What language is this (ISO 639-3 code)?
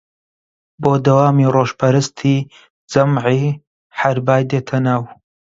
ckb